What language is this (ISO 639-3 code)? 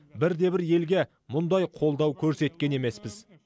kaz